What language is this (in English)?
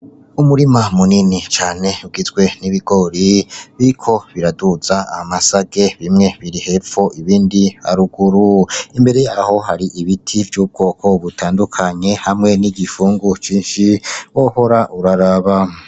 Rundi